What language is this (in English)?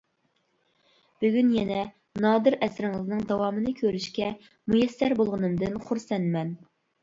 Uyghur